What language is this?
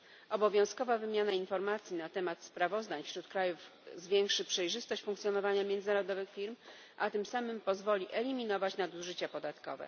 Polish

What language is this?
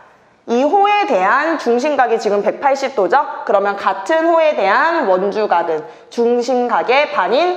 Korean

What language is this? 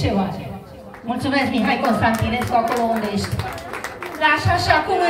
Romanian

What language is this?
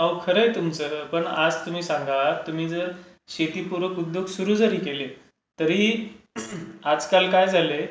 Marathi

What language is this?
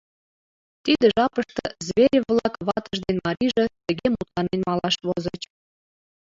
Mari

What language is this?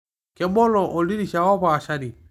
Masai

